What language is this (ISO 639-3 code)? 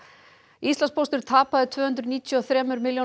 isl